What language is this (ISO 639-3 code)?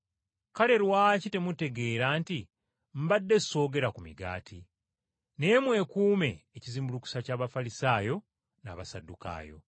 lug